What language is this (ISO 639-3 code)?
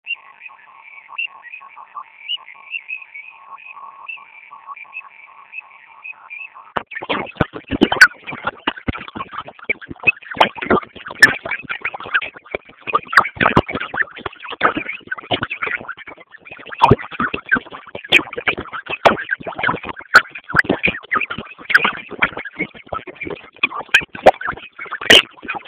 swa